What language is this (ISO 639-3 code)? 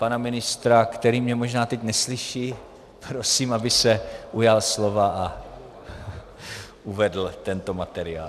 ces